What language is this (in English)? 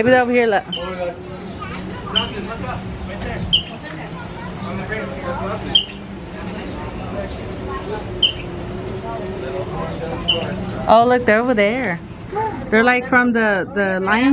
English